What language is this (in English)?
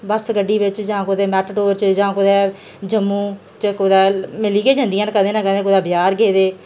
Dogri